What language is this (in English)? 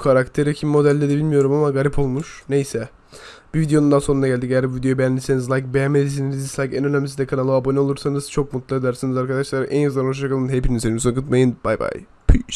Turkish